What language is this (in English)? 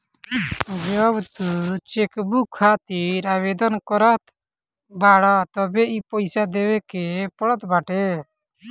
Bhojpuri